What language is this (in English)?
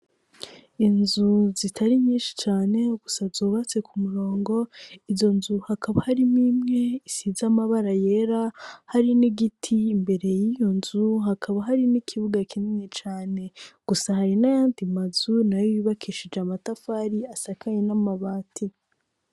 Rundi